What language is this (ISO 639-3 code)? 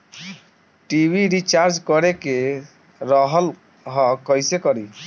bho